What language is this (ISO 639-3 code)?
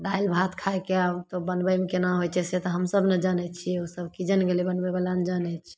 mai